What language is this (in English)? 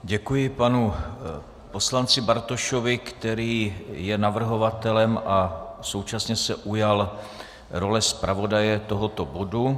Czech